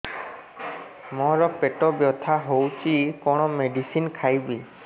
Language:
Odia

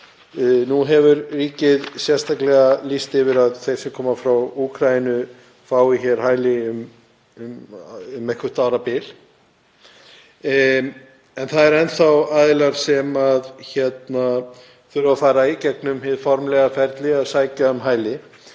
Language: Icelandic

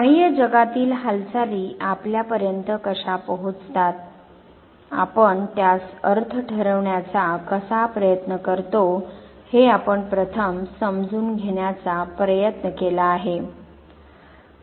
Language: Marathi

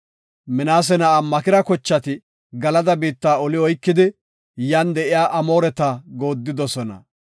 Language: Gofa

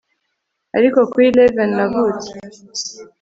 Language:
Kinyarwanda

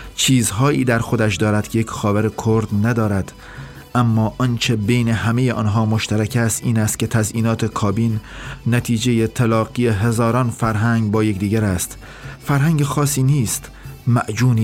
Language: Persian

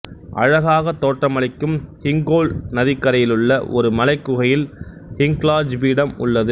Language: Tamil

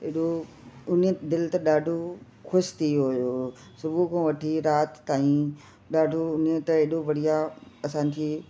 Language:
Sindhi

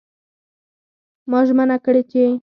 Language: Pashto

